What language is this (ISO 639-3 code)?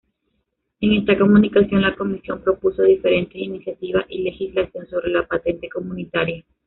spa